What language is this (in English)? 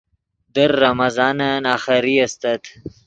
Yidgha